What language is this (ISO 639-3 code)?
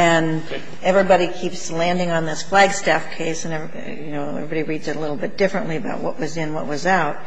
eng